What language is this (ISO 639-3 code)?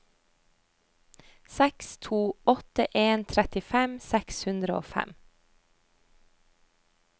nor